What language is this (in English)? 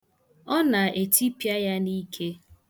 Igbo